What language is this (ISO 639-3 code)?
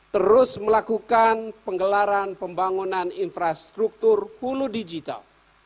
ind